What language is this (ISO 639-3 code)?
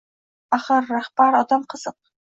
uzb